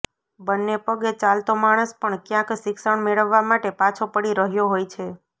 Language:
Gujarati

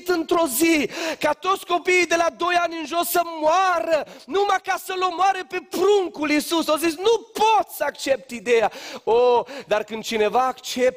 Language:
Romanian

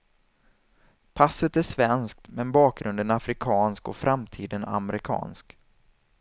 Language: Swedish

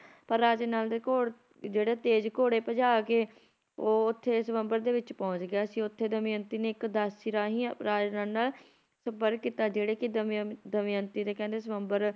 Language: Punjabi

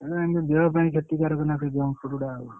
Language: Odia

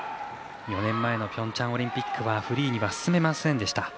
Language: Japanese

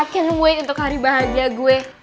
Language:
Indonesian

